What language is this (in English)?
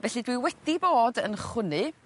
Welsh